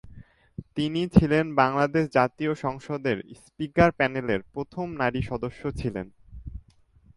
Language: Bangla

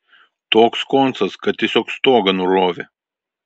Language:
Lithuanian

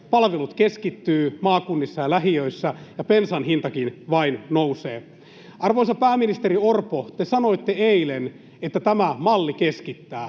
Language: Finnish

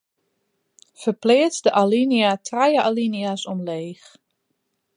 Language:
Western Frisian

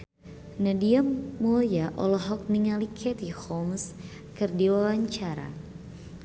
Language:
Sundanese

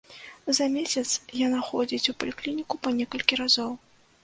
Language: Belarusian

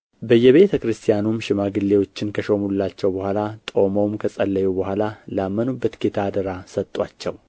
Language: Amharic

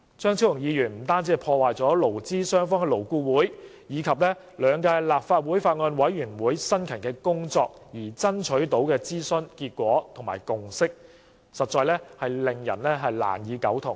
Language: Cantonese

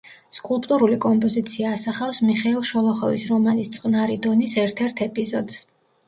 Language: Georgian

